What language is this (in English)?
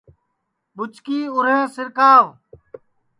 Sansi